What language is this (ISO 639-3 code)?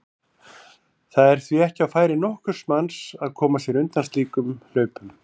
isl